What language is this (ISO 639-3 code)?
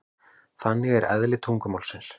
isl